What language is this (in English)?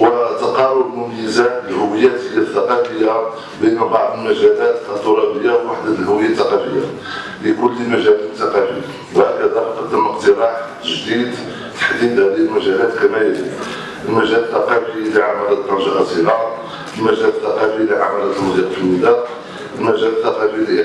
Arabic